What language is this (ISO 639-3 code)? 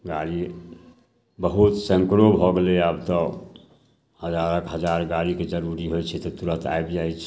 mai